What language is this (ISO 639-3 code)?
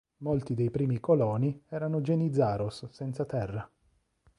ita